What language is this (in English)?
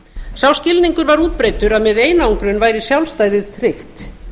Icelandic